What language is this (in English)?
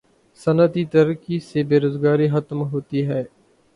Urdu